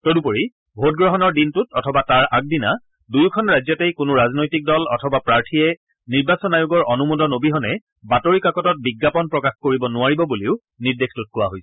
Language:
Assamese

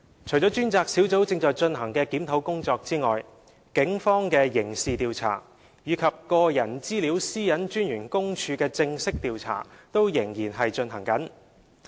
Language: Cantonese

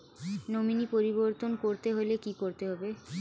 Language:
Bangla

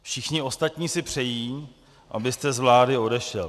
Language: Czech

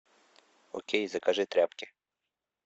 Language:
Russian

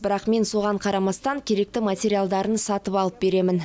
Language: Kazakh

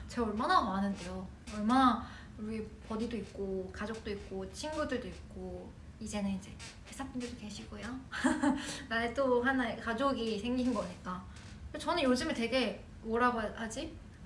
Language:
Korean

